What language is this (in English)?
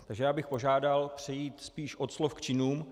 Czech